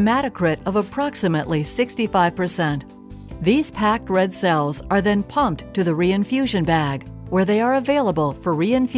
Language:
English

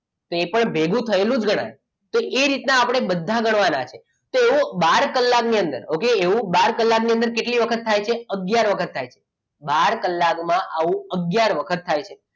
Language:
Gujarati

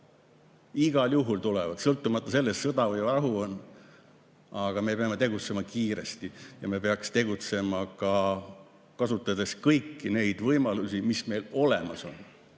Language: Estonian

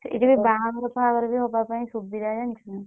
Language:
Odia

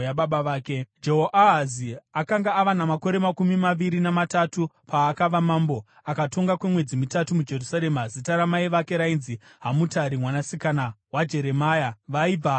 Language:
Shona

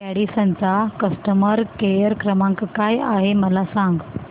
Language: Marathi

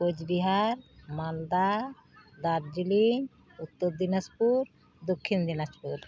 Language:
Santali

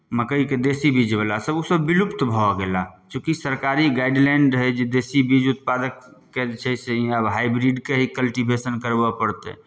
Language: Maithili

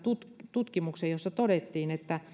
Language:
Finnish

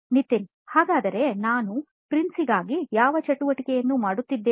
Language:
Kannada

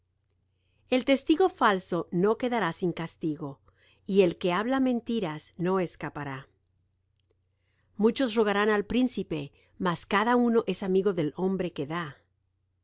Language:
Spanish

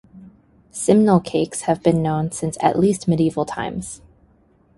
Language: English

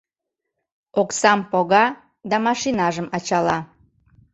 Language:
Mari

